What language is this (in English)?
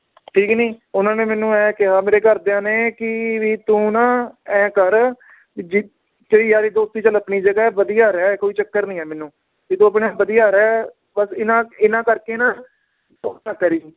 Punjabi